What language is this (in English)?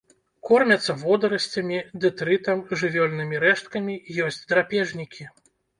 Belarusian